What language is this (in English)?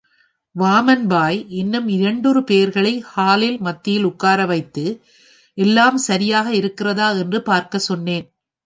Tamil